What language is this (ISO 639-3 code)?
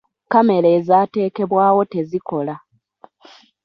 lug